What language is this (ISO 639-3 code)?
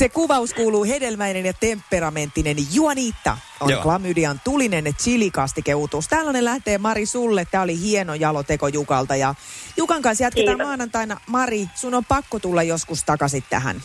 fin